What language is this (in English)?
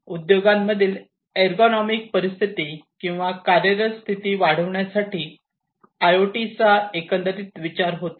Marathi